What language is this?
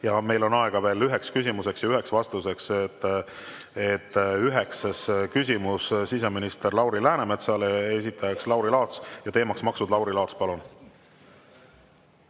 Estonian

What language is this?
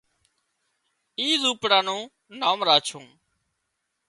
Wadiyara Koli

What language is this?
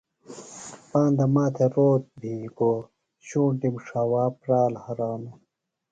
Phalura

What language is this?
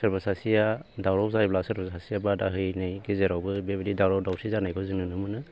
Bodo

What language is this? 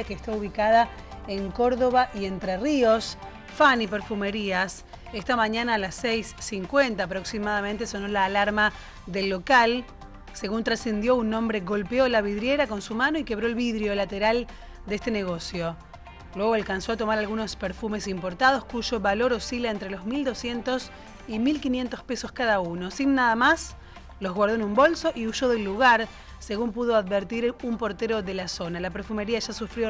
Spanish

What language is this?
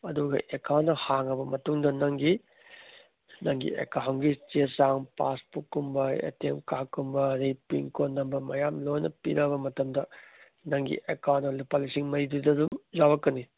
Manipuri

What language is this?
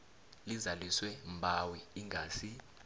South Ndebele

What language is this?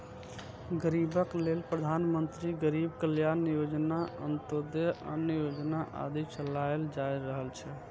Maithili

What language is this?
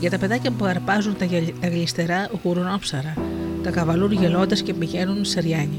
Greek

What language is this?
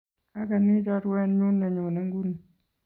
Kalenjin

